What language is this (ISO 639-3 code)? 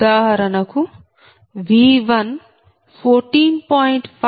tel